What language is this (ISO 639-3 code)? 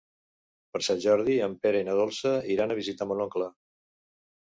cat